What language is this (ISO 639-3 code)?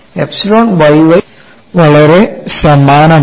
mal